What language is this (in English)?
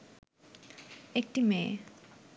Bangla